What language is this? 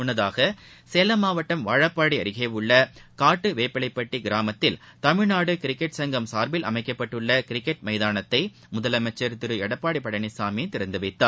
Tamil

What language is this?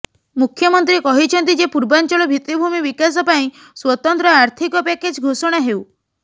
Odia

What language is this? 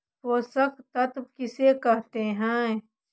Magahi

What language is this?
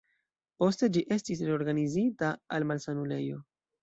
Esperanto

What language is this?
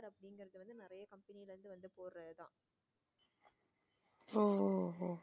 Tamil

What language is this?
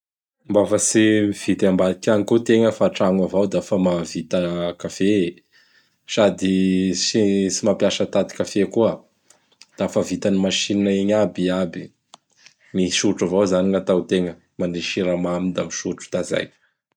Bara Malagasy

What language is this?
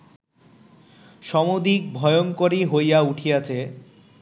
Bangla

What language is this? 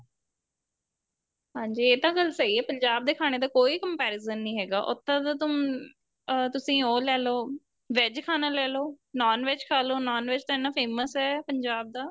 Punjabi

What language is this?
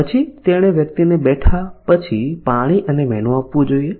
Gujarati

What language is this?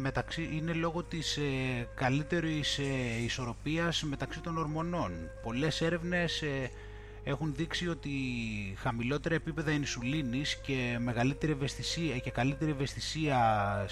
Greek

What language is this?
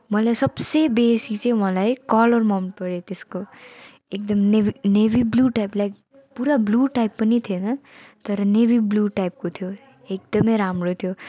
Nepali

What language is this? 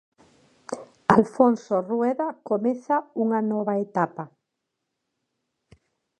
Galician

